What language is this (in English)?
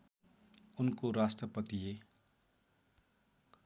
Nepali